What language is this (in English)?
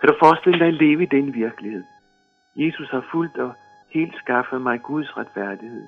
Danish